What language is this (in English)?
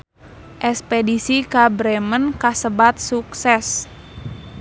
Sundanese